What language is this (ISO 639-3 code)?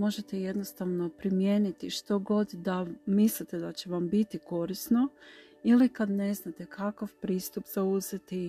hrv